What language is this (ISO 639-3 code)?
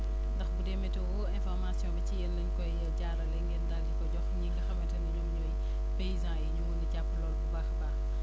wol